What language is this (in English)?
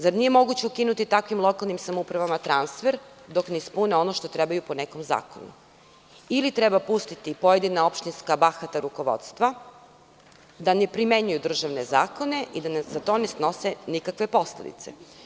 Serbian